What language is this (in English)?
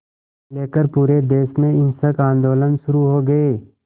Hindi